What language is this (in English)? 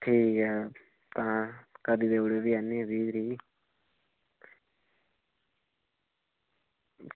Dogri